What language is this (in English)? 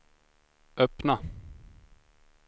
Swedish